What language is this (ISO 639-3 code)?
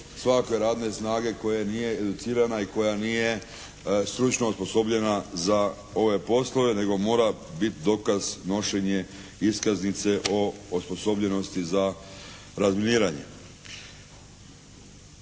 hrv